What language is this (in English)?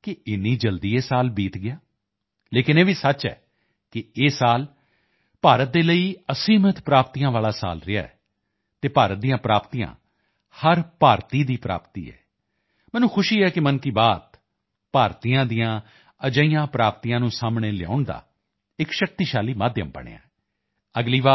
Punjabi